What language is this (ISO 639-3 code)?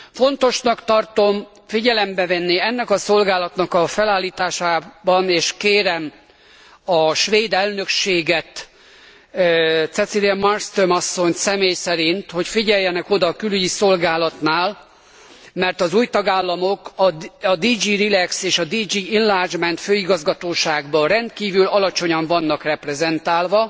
hun